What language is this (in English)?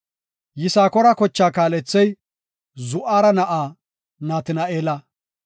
Gofa